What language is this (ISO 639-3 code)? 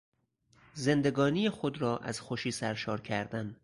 fas